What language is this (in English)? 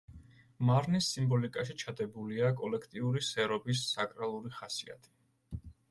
Georgian